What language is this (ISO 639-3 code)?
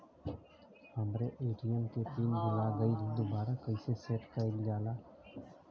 bho